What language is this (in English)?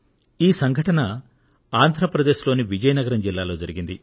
Telugu